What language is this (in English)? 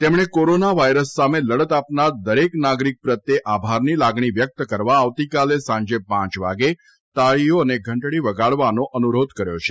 Gujarati